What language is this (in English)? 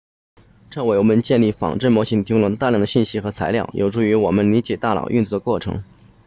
Chinese